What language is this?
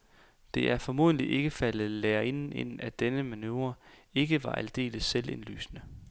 Danish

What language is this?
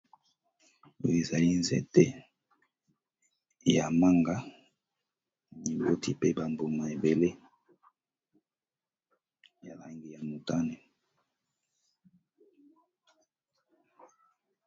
Lingala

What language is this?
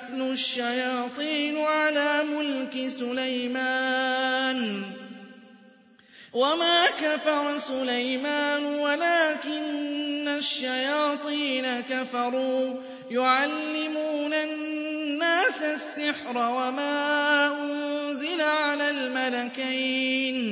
Arabic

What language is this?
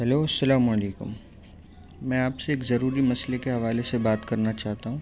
Urdu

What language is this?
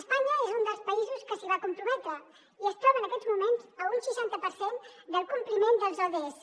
Catalan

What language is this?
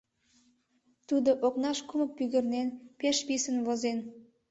Mari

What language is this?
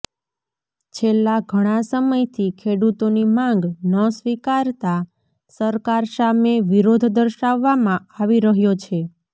Gujarati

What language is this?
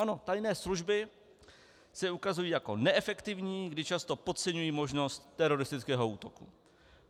Czech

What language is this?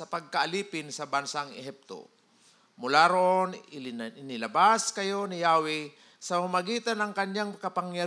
Filipino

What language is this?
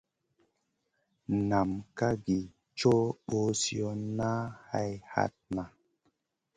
Masana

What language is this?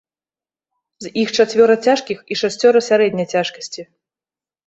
Belarusian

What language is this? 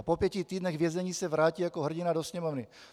Czech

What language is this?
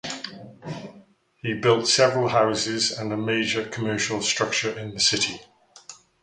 English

